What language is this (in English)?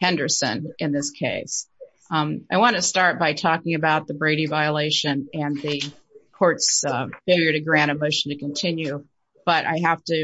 English